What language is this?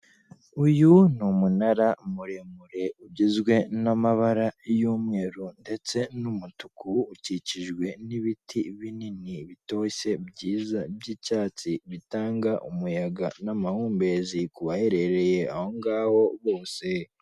Kinyarwanda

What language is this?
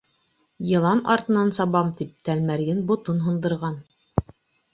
Bashkir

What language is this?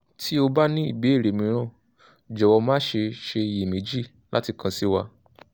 Yoruba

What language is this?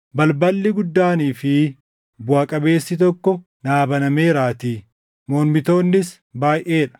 Oromo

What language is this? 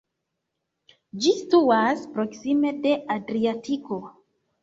Esperanto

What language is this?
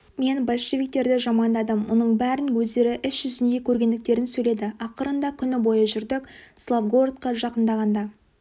Kazakh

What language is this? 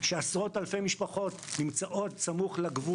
Hebrew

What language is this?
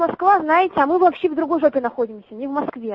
Russian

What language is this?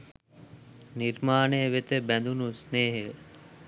Sinhala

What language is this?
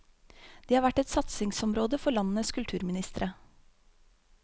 Norwegian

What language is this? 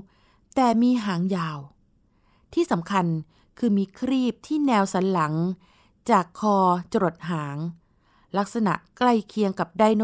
Thai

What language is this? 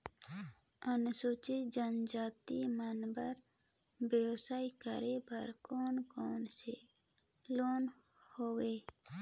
Chhattisgarhi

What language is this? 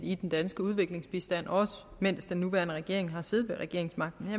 Danish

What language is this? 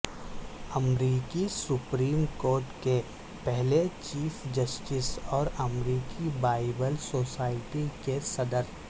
Urdu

